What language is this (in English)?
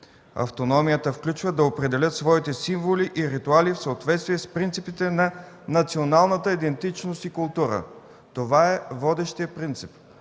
Bulgarian